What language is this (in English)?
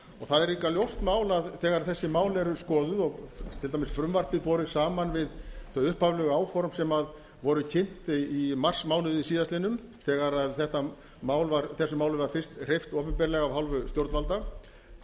Icelandic